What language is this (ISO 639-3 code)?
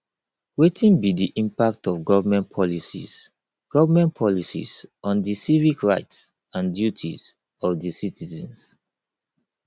pcm